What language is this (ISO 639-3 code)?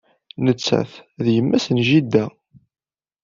kab